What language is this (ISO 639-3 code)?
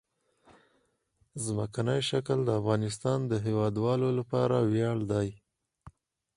pus